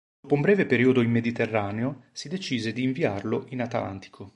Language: Italian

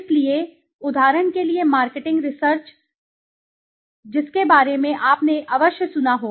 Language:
Hindi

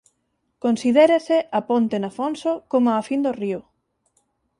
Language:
Galician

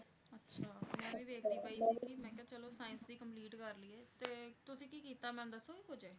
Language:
Punjabi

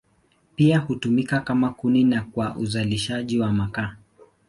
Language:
Swahili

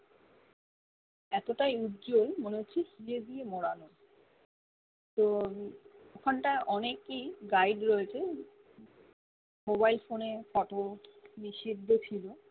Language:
Bangla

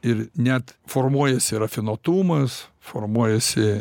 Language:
Lithuanian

